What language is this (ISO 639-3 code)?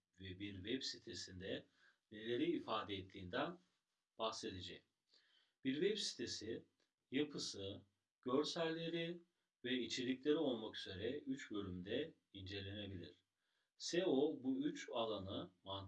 tur